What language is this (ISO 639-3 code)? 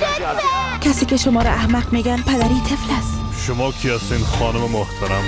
fas